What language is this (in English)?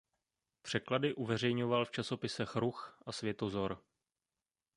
Czech